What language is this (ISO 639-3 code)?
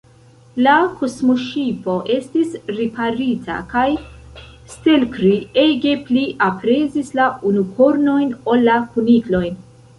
epo